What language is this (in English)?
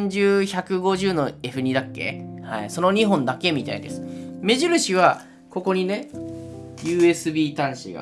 Japanese